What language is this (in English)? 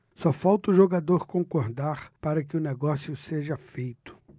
Portuguese